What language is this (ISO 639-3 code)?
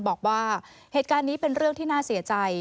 tha